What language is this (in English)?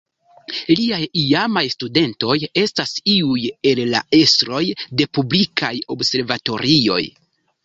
Esperanto